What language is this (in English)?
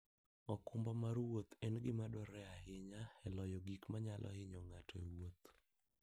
Luo (Kenya and Tanzania)